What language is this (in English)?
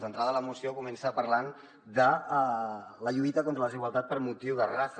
Catalan